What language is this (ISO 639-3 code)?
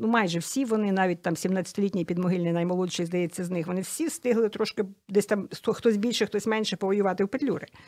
ukr